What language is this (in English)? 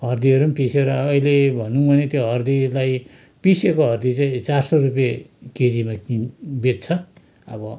Nepali